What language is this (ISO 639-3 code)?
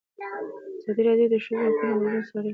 pus